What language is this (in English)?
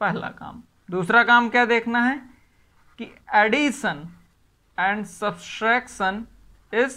Hindi